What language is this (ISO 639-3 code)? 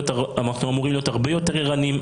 heb